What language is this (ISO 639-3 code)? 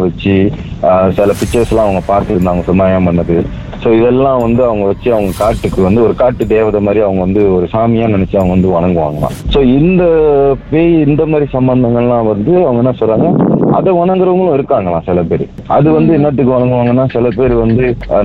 tam